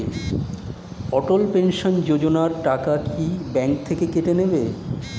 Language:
Bangla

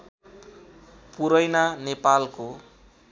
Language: Nepali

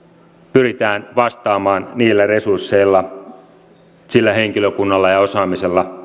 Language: Finnish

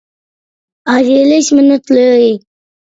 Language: Uyghur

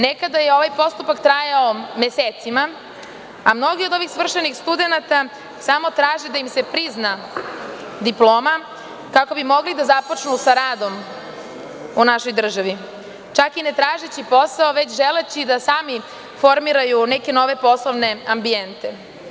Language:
Serbian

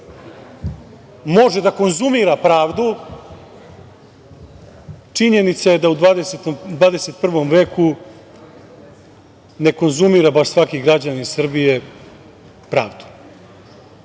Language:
Serbian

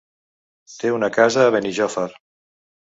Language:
Catalan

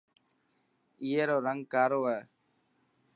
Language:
Dhatki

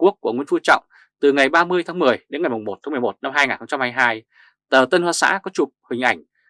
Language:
Vietnamese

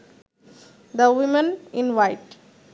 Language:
Bangla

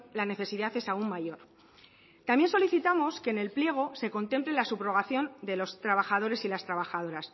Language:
Spanish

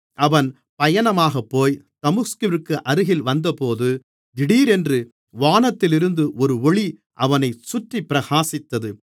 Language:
Tamil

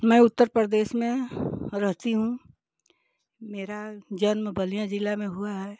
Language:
Hindi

